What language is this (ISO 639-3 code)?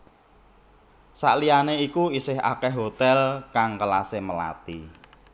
jav